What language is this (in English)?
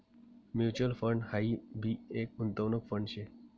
Marathi